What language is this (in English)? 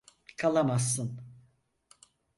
Turkish